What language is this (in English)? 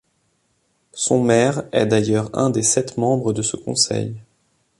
French